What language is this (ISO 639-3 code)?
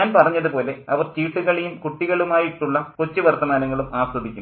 mal